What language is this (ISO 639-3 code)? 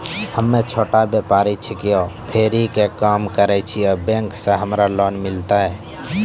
mai